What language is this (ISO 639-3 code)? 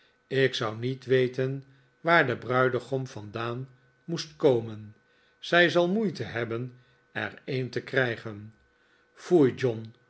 nld